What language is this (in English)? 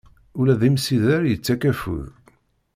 Kabyle